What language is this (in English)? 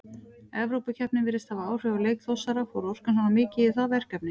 Icelandic